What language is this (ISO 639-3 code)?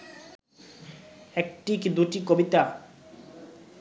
ben